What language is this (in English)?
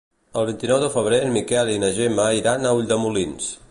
Catalan